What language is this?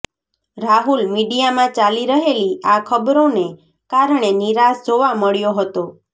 Gujarati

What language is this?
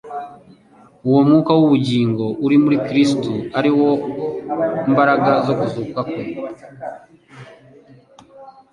Kinyarwanda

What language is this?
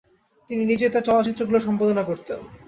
Bangla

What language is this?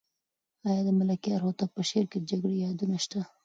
Pashto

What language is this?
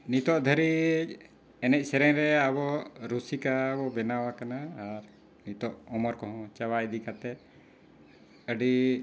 Santali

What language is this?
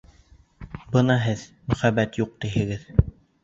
Bashkir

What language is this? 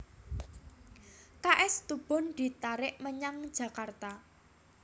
Javanese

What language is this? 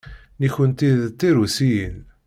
Kabyle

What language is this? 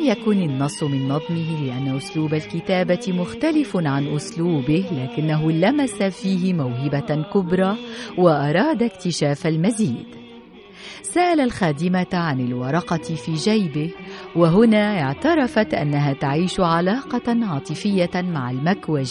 Arabic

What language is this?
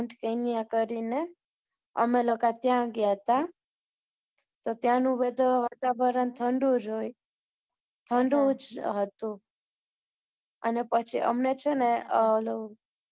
Gujarati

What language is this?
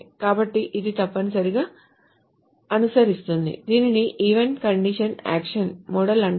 Telugu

